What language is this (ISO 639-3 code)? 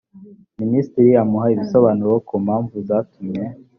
kin